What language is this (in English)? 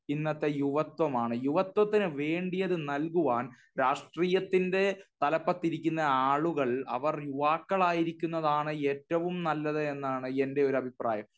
Malayalam